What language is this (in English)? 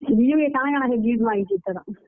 Odia